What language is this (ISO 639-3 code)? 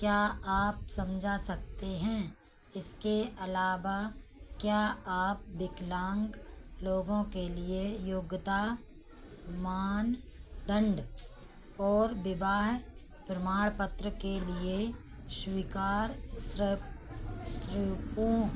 hin